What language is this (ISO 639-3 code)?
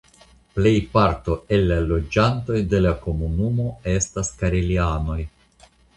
epo